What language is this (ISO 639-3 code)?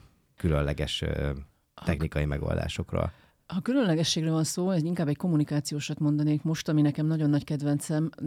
hun